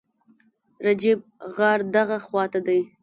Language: Pashto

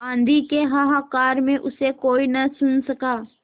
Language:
Hindi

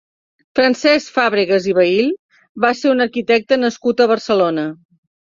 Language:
Catalan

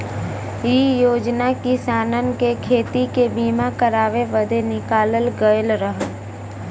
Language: Bhojpuri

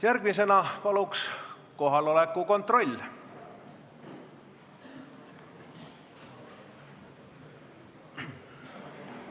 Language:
Estonian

